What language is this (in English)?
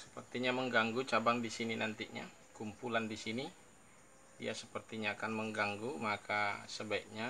Indonesian